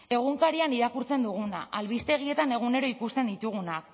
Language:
Basque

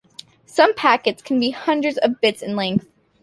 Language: English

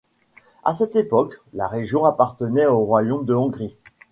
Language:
French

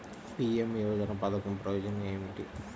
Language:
Telugu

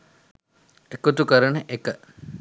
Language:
Sinhala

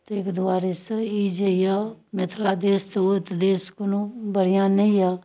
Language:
Maithili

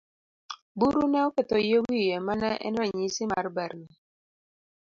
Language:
Luo (Kenya and Tanzania)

